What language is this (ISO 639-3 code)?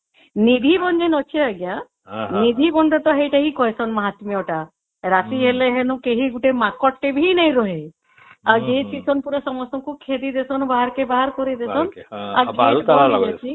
ori